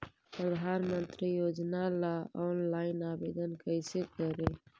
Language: Magahi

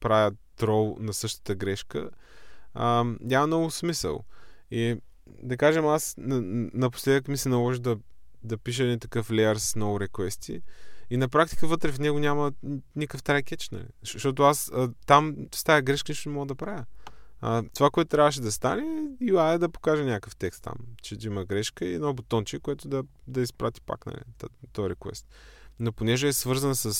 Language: Bulgarian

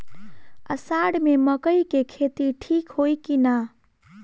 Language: Bhojpuri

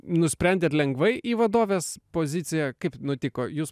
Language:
Lithuanian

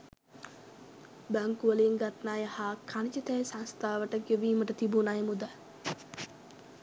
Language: Sinhala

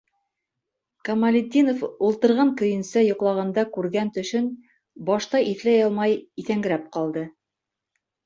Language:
Bashkir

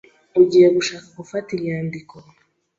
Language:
Kinyarwanda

